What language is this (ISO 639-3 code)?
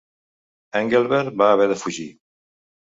cat